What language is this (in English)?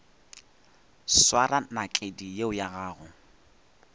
Northern Sotho